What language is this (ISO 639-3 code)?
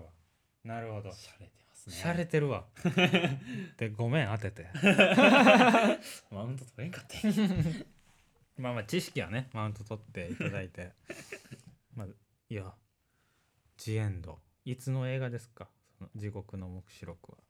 jpn